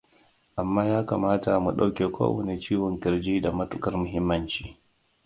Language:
Hausa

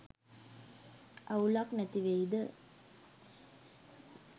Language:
Sinhala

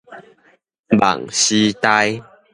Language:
Min Nan Chinese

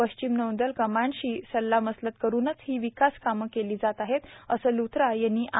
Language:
Marathi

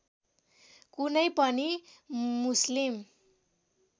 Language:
Nepali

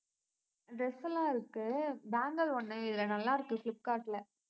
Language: Tamil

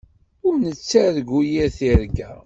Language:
Kabyle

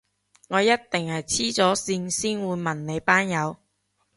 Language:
Cantonese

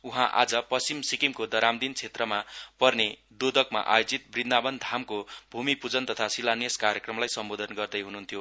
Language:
Nepali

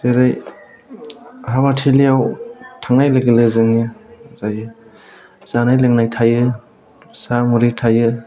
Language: Bodo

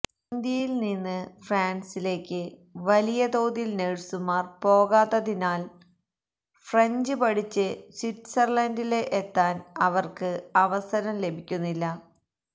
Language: Malayalam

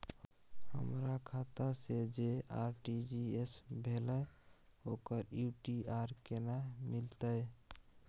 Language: Maithili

